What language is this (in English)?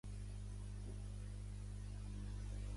Catalan